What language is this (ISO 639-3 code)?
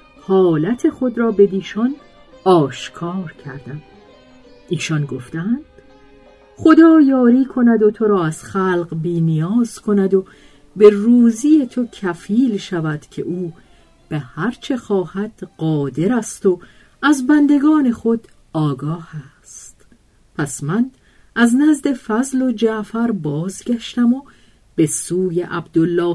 fas